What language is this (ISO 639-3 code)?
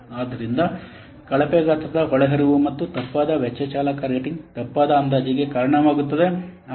kan